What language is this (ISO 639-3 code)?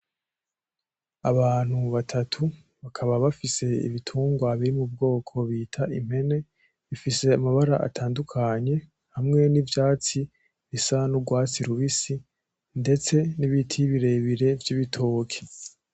run